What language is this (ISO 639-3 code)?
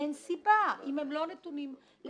heb